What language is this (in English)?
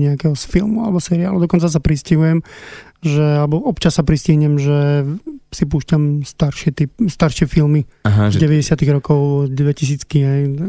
Slovak